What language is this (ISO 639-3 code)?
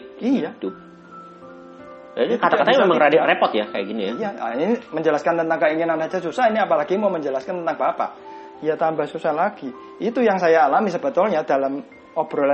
ind